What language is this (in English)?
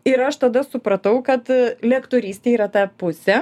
Lithuanian